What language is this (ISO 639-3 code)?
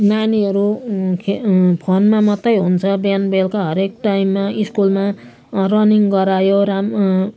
nep